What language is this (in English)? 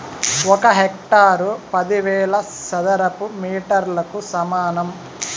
Telugu